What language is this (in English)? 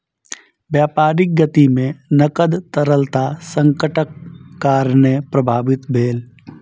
Maithili